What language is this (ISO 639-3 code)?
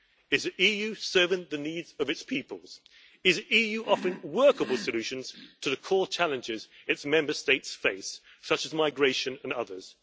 eng